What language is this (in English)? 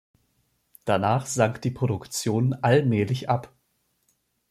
German